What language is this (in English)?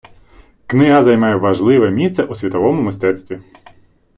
Ukrainian